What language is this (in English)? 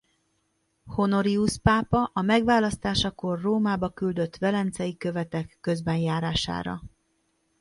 Hungarian